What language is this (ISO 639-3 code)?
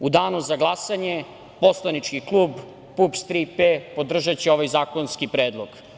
srp